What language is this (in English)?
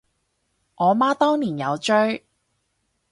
Cantonese